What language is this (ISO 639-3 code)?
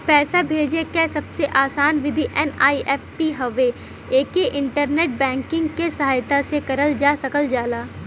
bho